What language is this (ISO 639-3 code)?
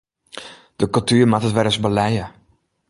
fry